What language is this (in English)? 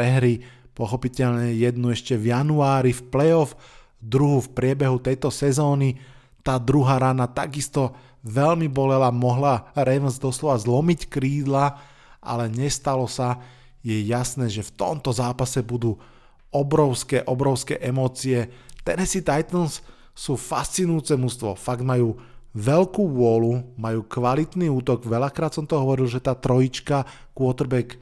Slovak